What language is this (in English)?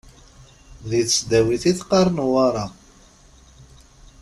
Kabyle